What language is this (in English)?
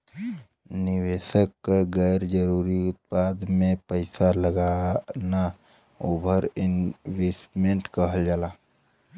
Bhojpuri